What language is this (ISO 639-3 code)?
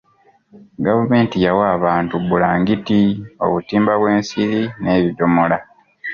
lug